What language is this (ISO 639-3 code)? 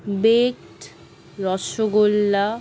ben